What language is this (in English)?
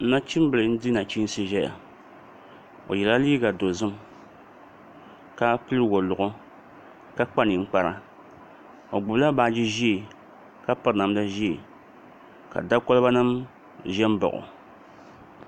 Dagbani